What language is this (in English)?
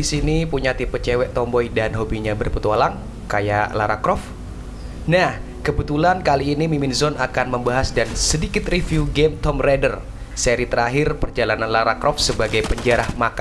Indonesian